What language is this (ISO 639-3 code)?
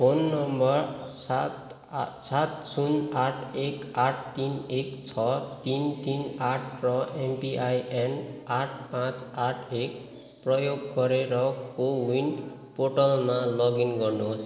nep